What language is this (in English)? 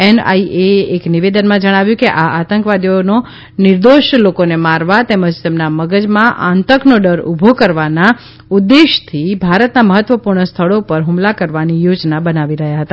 Gujarati